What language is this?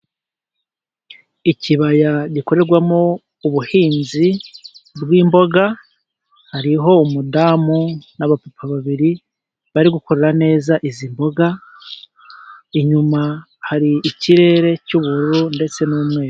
Kinyarwanda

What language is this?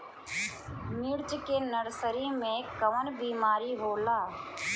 Bhojpuri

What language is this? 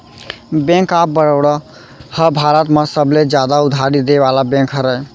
Chhattisgarhi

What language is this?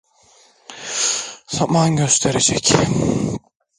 Turkish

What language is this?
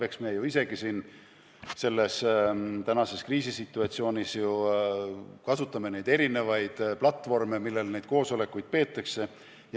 Estonian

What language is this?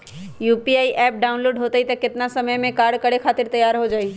Magahi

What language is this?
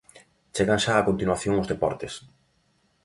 Galician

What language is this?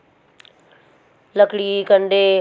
Hindi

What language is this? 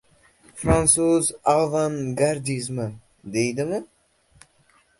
Uzbek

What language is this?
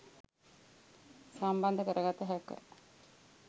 Sinhala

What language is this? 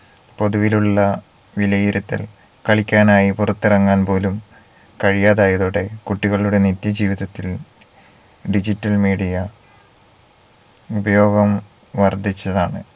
Malayalam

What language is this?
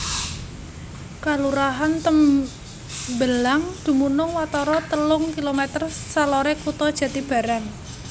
Javanese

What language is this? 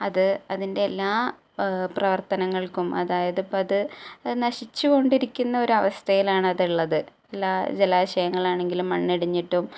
Malayalam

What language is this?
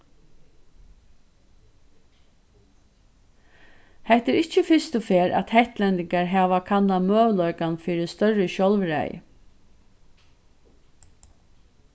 Faroese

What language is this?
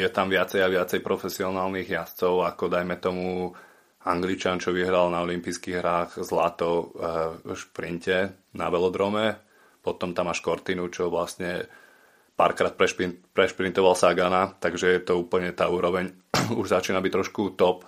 Slovak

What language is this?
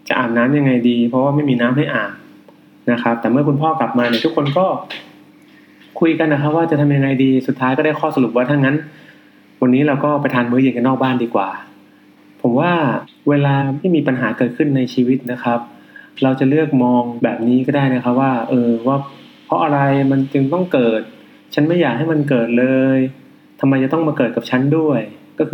Thai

